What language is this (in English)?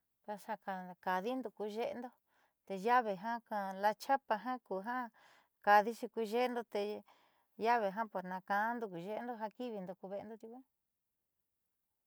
Southeastern Nochixtlán Mixtec